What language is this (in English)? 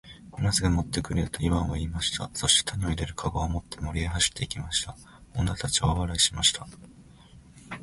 Japanese